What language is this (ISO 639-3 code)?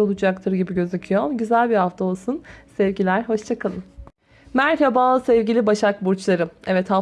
tur